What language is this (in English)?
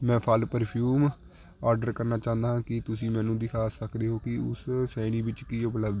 Punjabi